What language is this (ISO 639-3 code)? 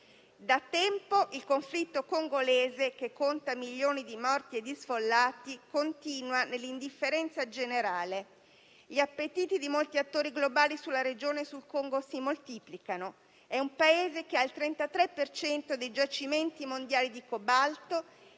ita